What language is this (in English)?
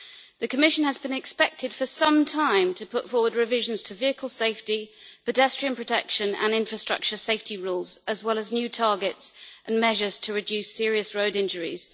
English